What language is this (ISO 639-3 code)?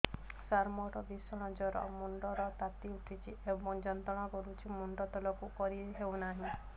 ori